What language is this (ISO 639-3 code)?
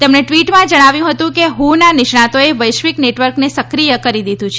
guj